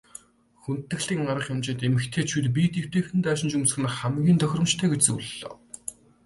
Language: Mongolian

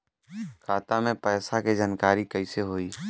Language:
Bhojpuri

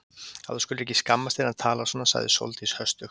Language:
Icelandic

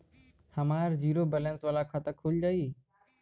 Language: Bhojpuri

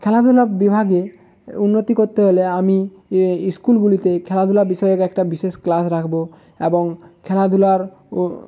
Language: Bangla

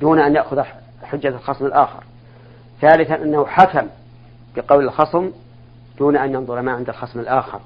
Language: Arabic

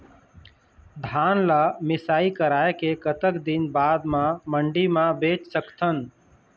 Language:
Chhattisgarhi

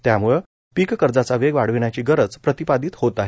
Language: Marathi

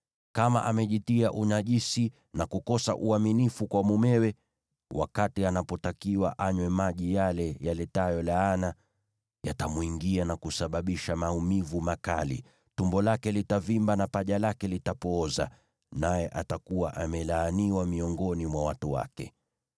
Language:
Swahili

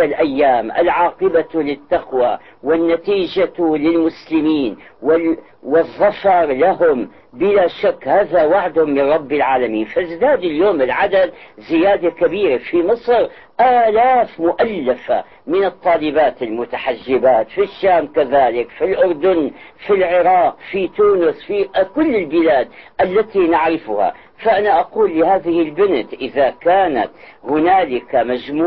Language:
Arabic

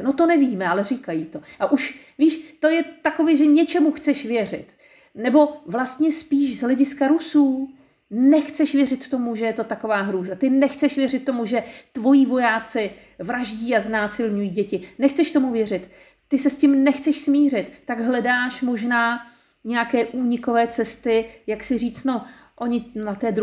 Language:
Czech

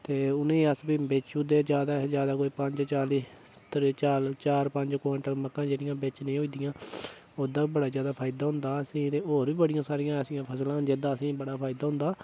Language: Dogri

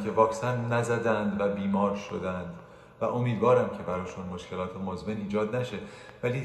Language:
Persian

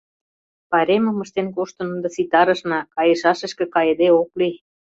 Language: Mari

